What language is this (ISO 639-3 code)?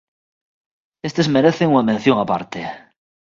glg